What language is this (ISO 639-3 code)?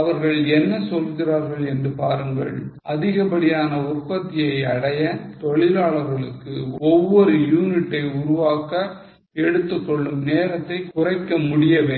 tam